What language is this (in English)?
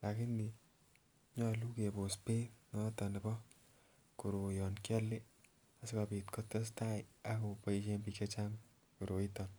Kalenjin